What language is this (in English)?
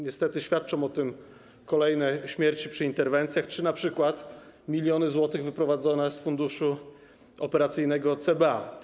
Polish